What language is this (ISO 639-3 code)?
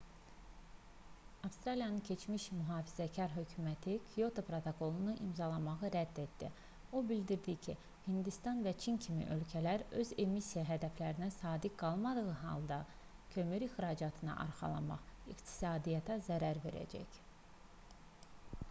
aze